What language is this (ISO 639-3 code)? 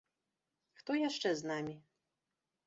bel